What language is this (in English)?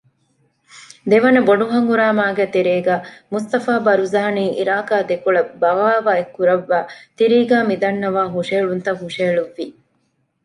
Divehi